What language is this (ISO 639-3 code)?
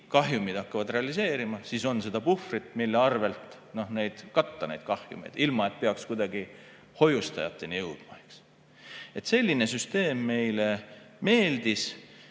est